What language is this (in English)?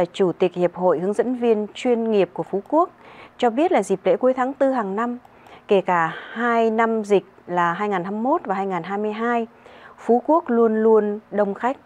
Vietnamese